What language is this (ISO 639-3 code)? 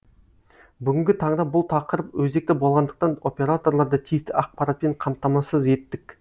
kaz